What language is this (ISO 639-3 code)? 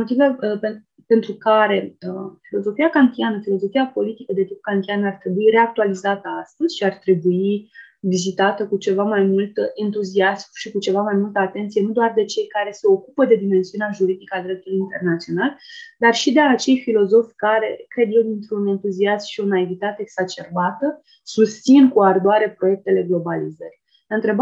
ron